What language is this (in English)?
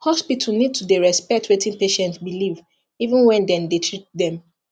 Nigerian Pidgin